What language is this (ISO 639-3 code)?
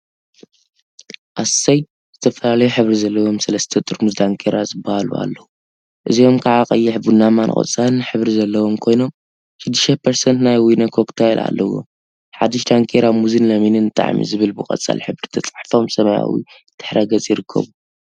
tir